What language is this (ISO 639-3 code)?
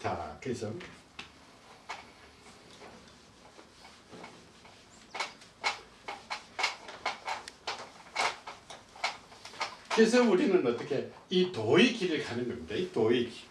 kor